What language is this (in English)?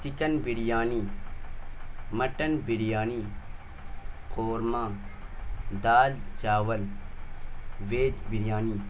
Urdu